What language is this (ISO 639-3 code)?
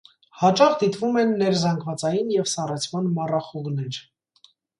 hye